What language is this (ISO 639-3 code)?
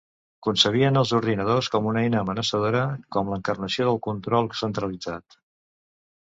cat